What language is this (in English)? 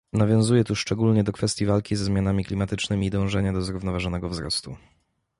Polish